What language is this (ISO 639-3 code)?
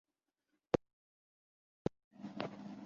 urd